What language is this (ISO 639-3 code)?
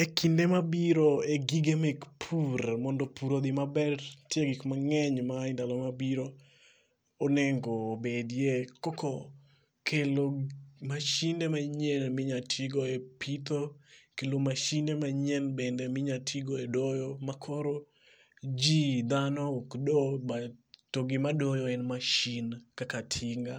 luo